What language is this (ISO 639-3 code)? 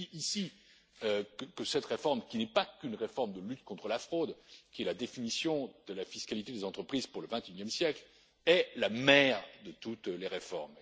fra